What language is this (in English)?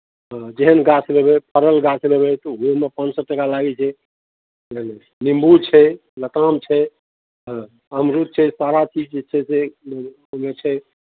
Maithili